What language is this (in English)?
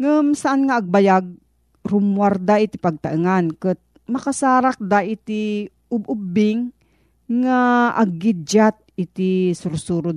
Filipino